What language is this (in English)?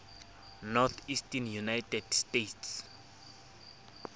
Southern Sotho